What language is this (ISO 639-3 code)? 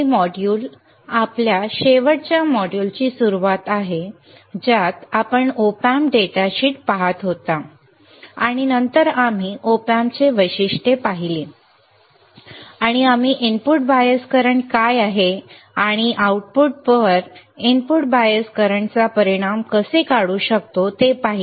mar